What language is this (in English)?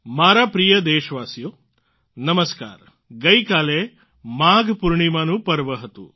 Gujarati